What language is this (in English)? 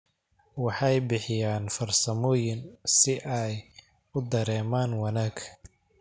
Somali